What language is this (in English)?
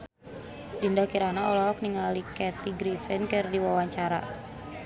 Sundanese